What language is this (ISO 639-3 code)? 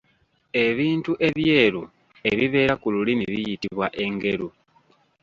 lug